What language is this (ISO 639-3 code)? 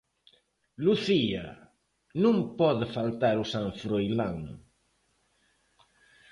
glg